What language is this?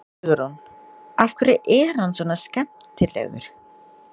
Icelandic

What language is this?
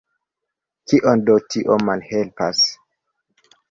Esperanto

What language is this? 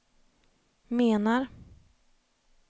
Swedish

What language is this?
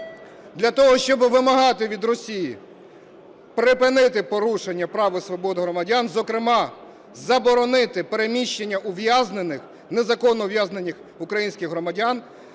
Ukrainian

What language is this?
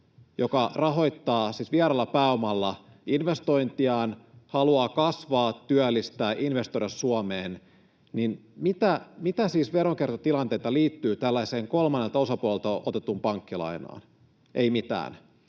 Finnish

